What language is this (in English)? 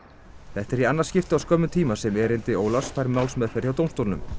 Icelandic